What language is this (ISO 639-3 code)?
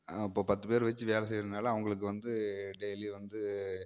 tam